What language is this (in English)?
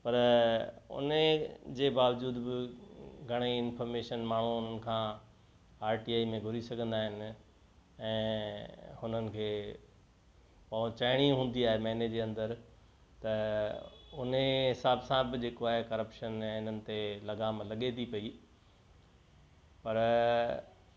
Sindhi